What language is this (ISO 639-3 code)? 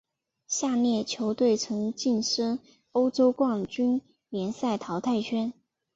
zho